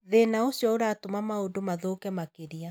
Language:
Kikuyu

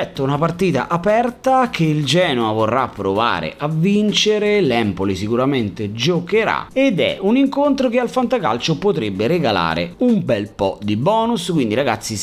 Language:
Italian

